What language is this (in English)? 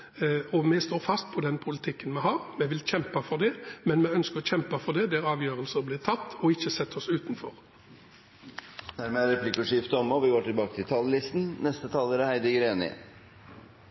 Norwegian